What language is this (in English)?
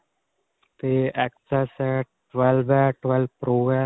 Punjabi